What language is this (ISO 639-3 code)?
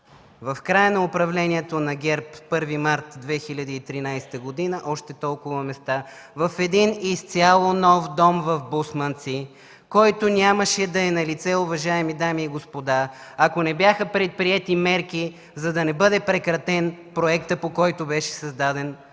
bul